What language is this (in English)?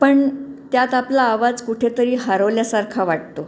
Marathi